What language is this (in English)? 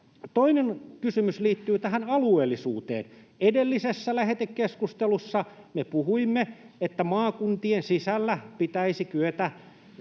Finnish